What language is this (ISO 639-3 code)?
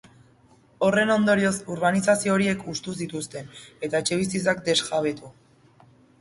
eus